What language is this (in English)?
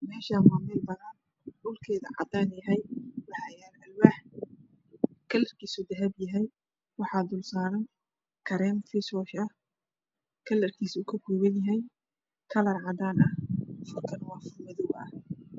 Somali